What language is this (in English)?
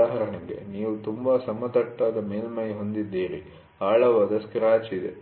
Kannada